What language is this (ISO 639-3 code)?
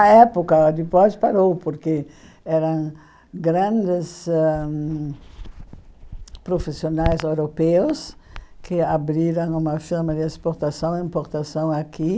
por